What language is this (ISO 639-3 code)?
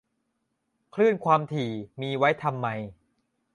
tha